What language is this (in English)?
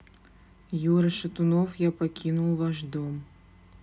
Russian